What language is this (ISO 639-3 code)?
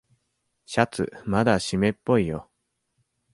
jpn